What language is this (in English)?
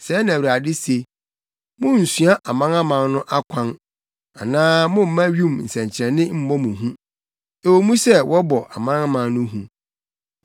Akan